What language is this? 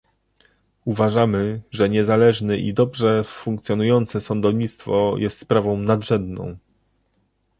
Polish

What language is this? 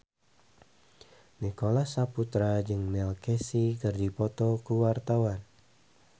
Sundanese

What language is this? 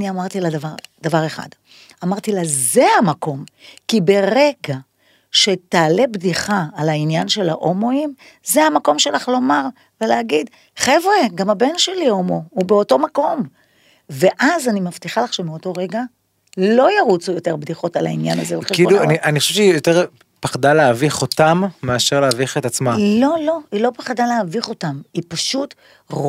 Hebrew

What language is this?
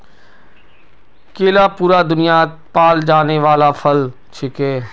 Magahi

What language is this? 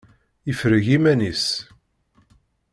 Kabyle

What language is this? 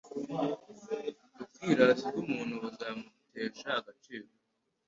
Kinyarwanda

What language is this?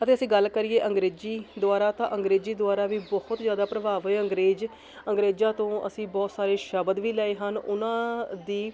Punjabi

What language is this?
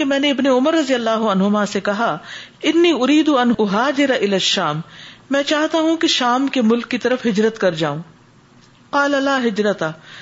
Urdu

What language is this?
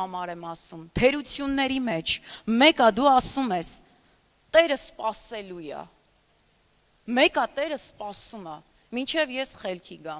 Romanian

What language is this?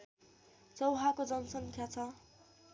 Nepali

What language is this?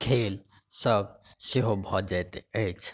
Maithili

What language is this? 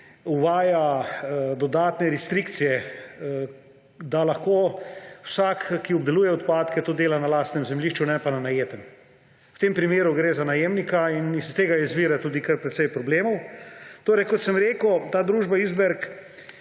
Slovenian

